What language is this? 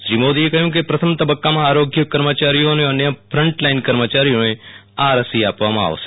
Gujarati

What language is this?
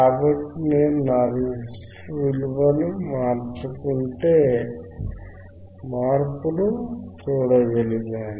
Telugu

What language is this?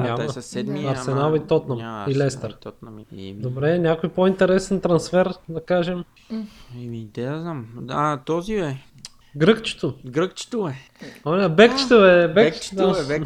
Bulgarian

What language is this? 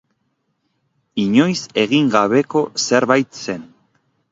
Basque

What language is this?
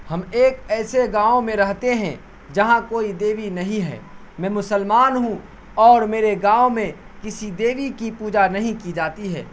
Urdu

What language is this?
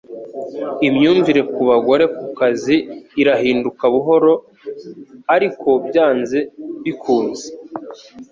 Kinyarwanda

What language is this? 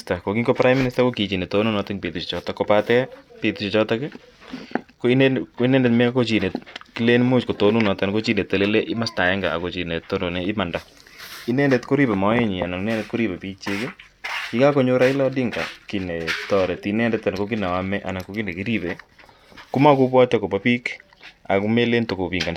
Kalenjin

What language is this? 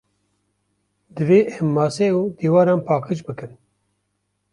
Kurdish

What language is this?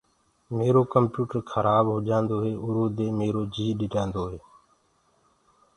Gurgula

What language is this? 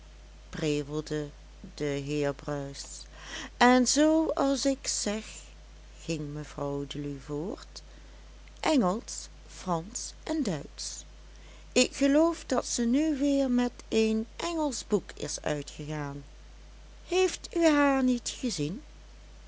Dutch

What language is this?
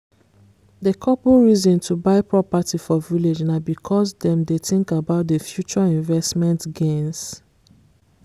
Nigerian Pidgin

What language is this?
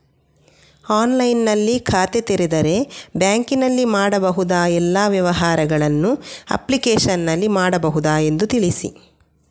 Kannada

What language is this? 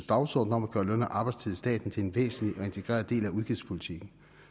Danish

